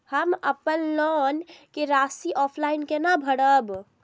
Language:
Maithili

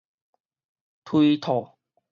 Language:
Min Nan Chinese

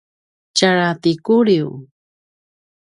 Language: Paiwan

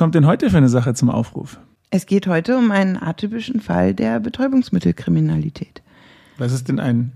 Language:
German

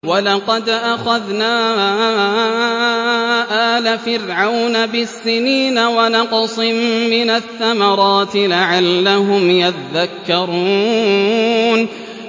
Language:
Arabic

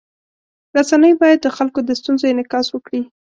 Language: Pashto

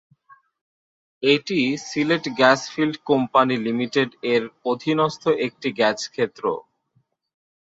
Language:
Bangla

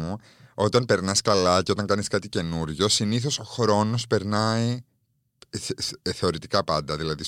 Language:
Greek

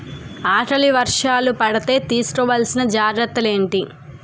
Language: Telugu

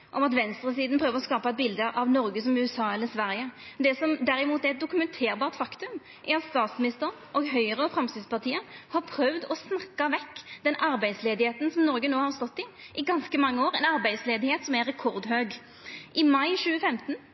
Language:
Norwegian Nynorsk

